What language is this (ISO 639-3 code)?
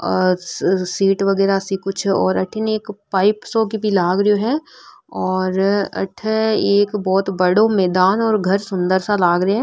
mwr